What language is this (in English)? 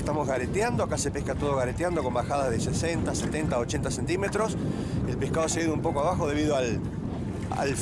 Spanish